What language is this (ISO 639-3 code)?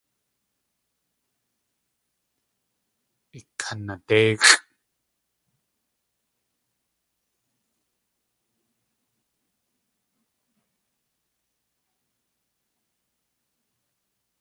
tli